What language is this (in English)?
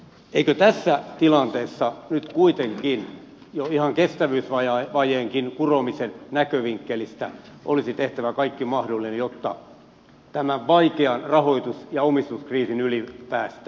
Finnish